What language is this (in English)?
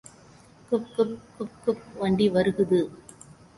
Tamil